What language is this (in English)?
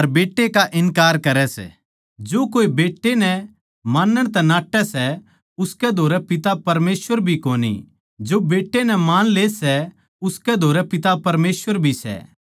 Haryanvi